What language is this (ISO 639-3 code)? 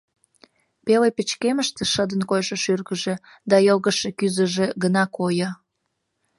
chm